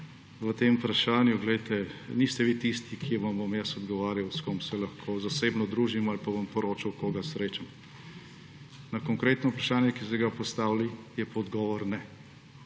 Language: Slovenian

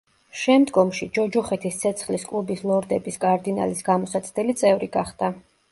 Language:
Georgian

